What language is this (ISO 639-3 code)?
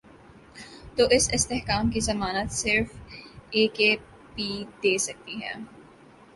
urd